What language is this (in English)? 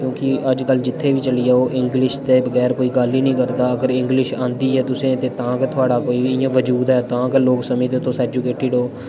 Dogri